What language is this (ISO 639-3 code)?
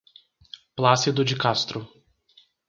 por